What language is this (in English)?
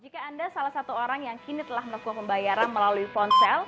Indonesian